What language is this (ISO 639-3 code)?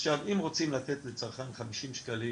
heb